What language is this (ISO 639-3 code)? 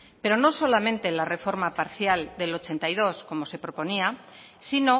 spa